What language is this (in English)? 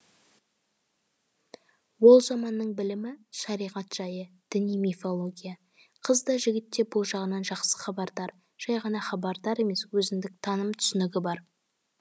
Kazakh